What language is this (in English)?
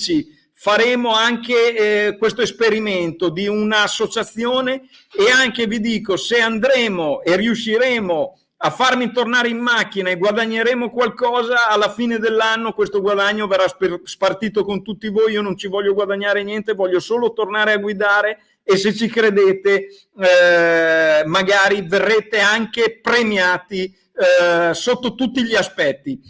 Italian